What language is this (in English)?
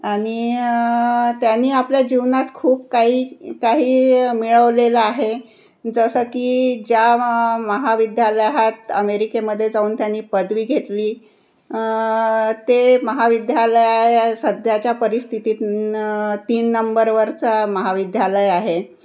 Marathi